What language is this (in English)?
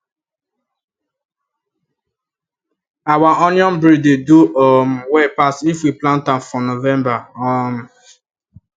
Nigerian Pidgin